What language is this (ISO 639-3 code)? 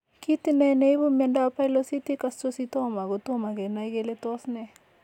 kln